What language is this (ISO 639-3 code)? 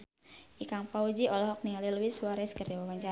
sun